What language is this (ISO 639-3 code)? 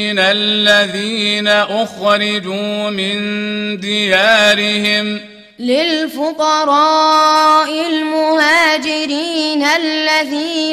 ara